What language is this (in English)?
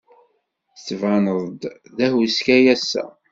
Kabyle